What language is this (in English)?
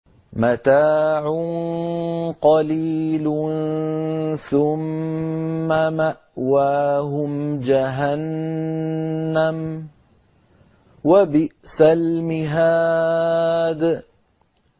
Arabic